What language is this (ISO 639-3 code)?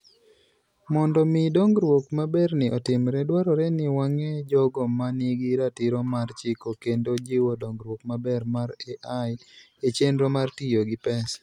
luo